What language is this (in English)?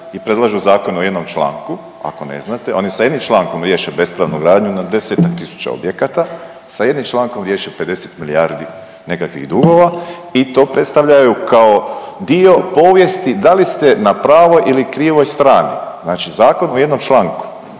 Croatian